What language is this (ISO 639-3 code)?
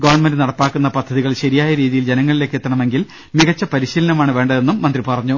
mal